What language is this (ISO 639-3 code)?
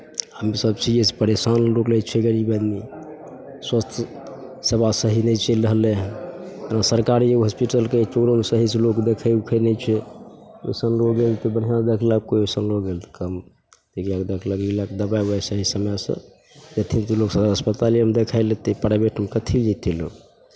mai